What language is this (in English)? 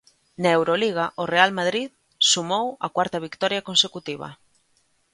Galician